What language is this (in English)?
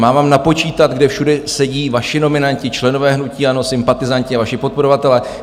Czech